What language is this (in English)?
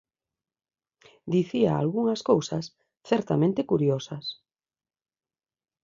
Galician